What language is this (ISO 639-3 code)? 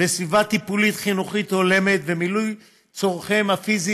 heb